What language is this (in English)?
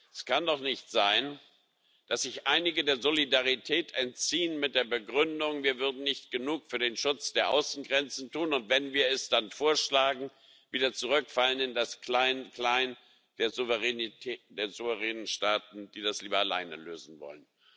German